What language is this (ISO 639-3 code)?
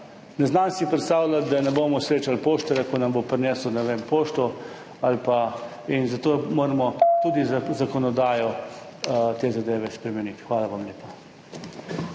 slv